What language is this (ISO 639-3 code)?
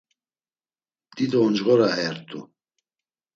lzz